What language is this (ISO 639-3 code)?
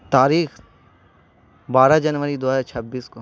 urd